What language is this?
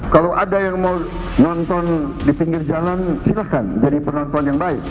Indonesian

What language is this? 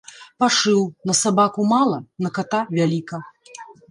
Belarusian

